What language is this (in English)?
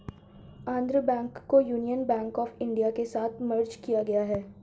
Hindi